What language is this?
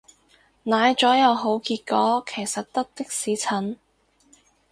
Cantonese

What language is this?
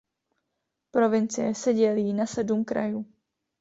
Czech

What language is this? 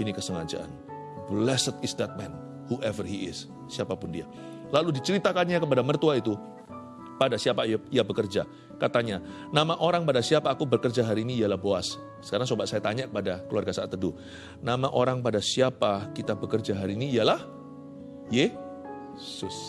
Indonesian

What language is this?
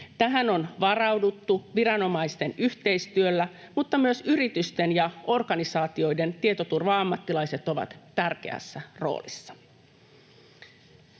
Finnish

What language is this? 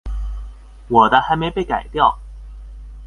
Chinese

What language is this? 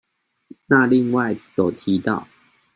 Chinese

